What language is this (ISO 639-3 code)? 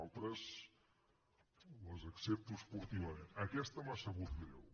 cat